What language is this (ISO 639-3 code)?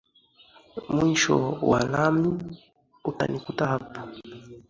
swa